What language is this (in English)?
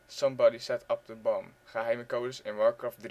Dutch